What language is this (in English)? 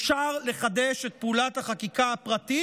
Hebrew